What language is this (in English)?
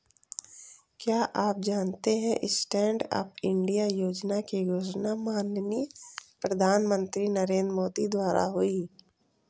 Hindi